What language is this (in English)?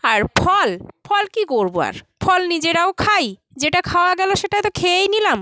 Bangla